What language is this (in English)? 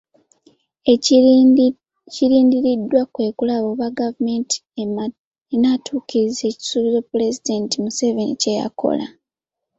Ganda